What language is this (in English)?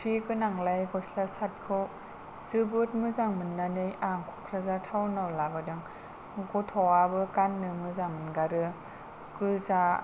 Bodo